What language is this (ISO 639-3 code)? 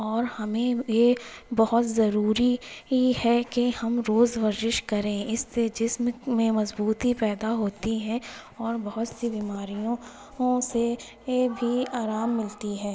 urd